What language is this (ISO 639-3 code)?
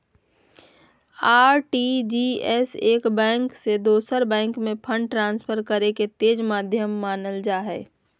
mag